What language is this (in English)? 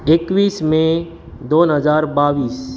Konkani